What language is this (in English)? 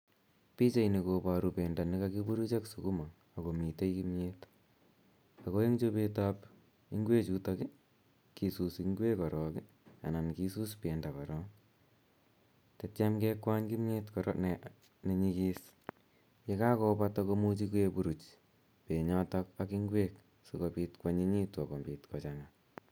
Kalenjin